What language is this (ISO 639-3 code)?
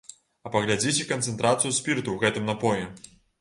bel